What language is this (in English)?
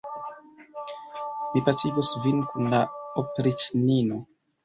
Esperanto